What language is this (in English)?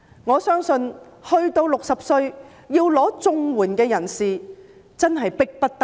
Cantonese